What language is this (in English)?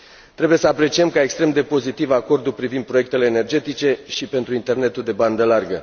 Romanian